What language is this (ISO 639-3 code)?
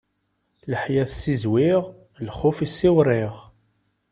kab